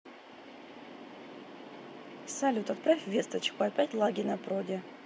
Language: Russian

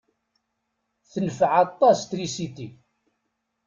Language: Kabyle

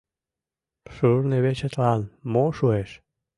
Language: Mari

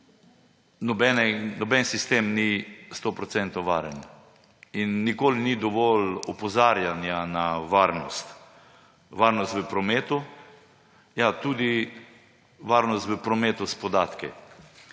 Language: Slovenian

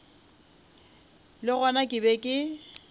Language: Northern Sotho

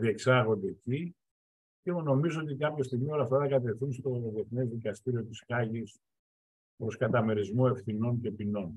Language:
Greek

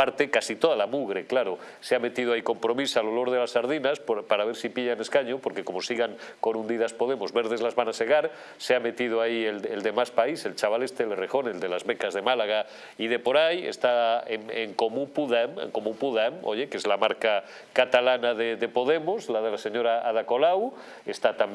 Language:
Spanish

